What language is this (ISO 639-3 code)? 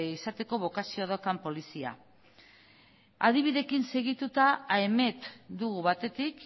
eus